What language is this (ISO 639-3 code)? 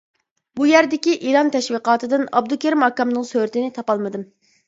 uig